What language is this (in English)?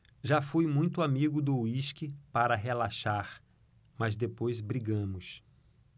Portuguese